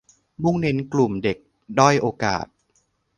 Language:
Thai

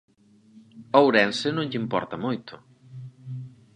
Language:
Galician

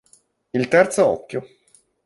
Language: Italian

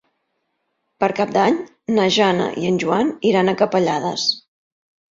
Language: Catalan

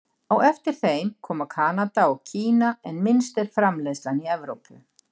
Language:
Icelandic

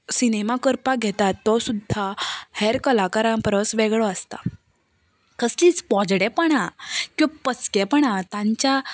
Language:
Konkani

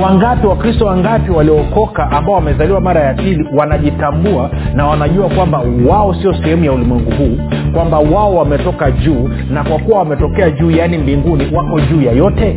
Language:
Swahili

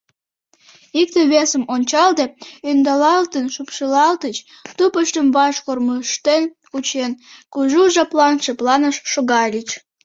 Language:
Mari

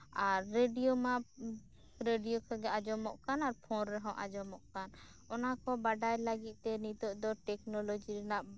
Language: Santali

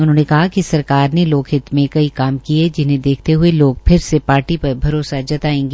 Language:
Hindi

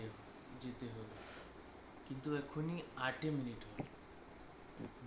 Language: Bangla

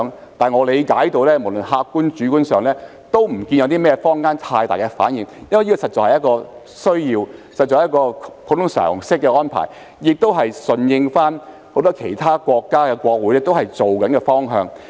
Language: Cantonese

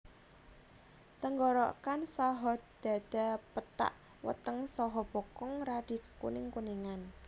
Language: Javanese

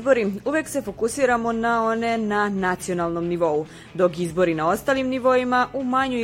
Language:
Croatian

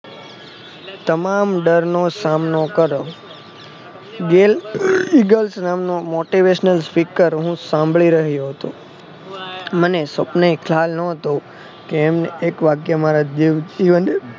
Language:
Gujarati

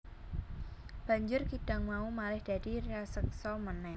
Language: Javanese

